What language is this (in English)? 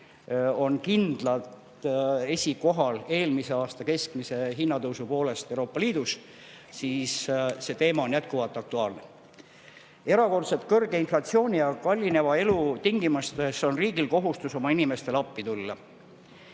Estonian